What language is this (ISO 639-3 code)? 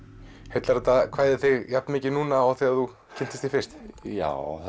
isl